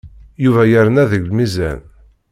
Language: Kabyle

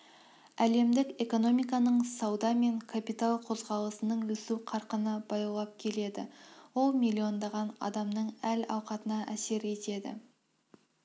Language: Kazakh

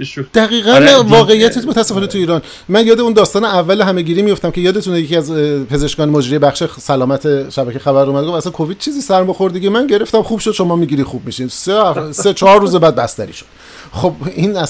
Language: Persian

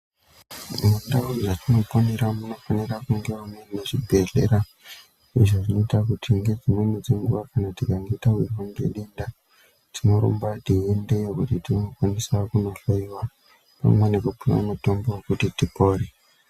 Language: Ndau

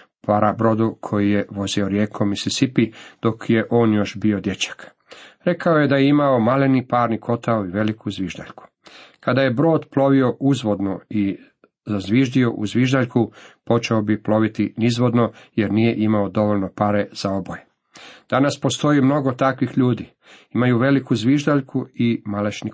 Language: Croatian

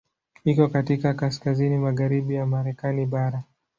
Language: Swahili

